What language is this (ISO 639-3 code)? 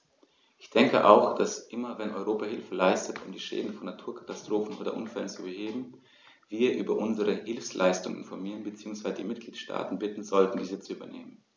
deu